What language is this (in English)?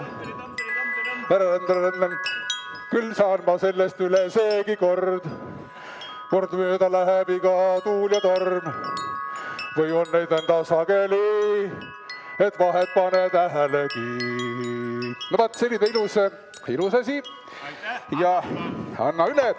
Estonian